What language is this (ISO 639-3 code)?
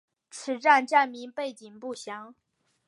zho